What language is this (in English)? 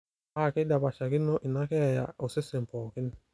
Masai